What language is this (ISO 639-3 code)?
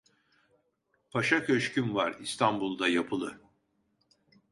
tur